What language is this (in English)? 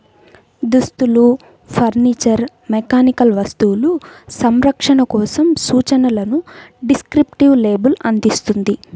Telugu